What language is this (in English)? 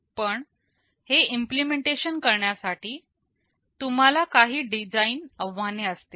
Marathi